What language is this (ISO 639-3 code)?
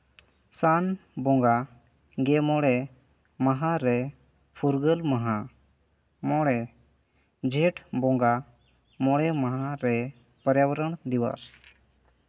sat